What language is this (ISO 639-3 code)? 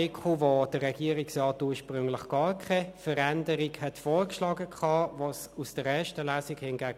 gsw